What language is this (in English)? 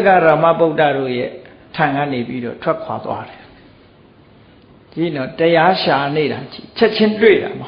Vietnamese